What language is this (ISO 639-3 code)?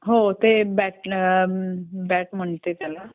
mar